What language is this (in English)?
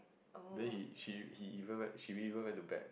English